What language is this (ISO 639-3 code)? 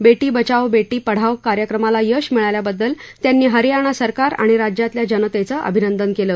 mar